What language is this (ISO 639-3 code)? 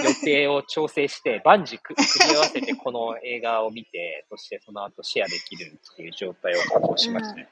jpn